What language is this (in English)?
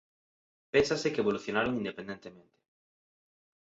Galician